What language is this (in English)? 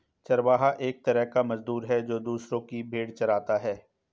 Hindi